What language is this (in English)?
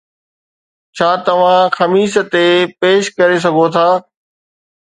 Sindhi